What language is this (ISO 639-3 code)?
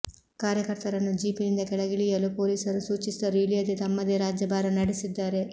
kan